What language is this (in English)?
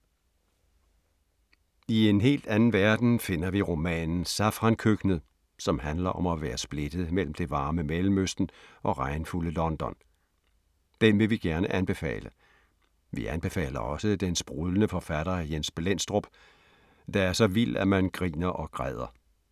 Danish